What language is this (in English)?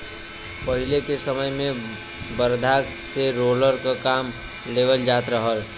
Bhojpuri